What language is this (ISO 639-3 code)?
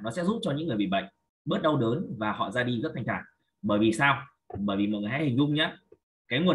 vie